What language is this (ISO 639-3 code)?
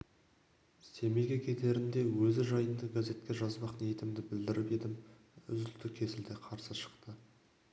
kaz